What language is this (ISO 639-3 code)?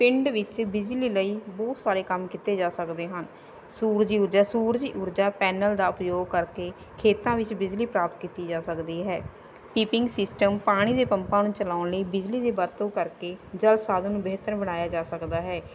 pan